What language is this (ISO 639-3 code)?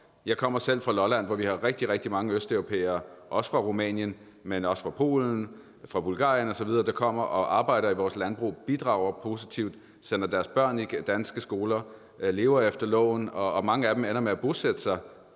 dan